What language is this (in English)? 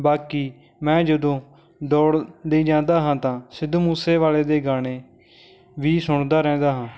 Punjabi